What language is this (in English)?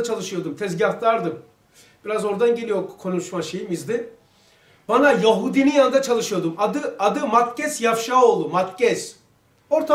Turkish